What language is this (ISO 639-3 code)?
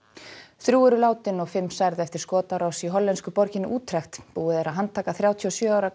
isl